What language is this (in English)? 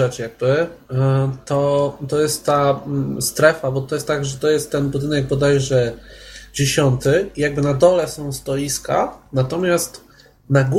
Polish